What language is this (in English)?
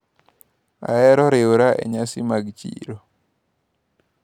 Luo (Kenya and Tanzania)